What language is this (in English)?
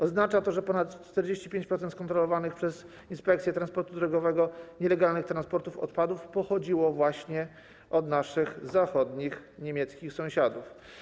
Polish